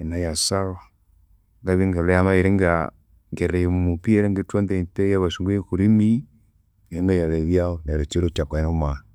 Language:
Konzo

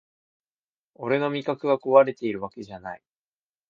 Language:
Japanese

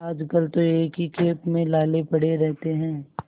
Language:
Hindi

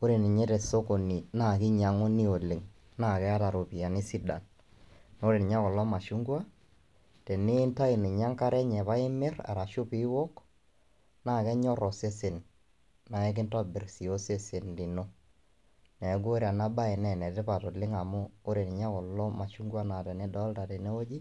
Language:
Masai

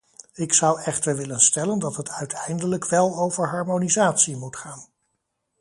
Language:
Dutch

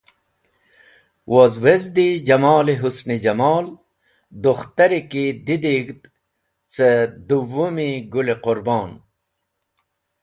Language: Wakhi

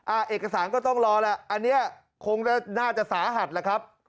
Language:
Thai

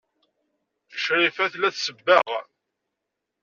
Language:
Kabyle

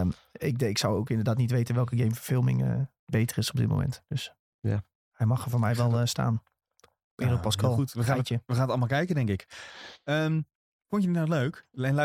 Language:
Dutch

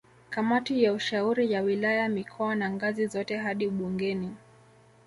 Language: Swahili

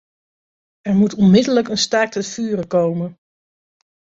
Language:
Dutch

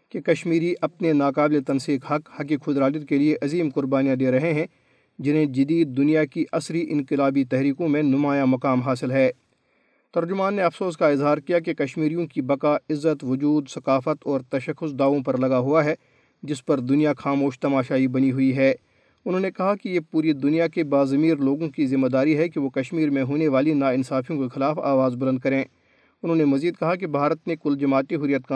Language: Urdu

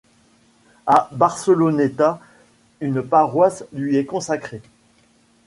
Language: French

